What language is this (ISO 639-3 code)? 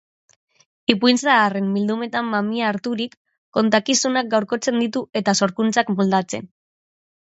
eus